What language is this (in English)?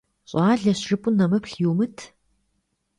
Kabardian